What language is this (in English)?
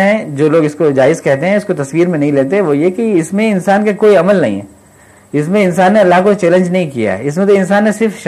Urdu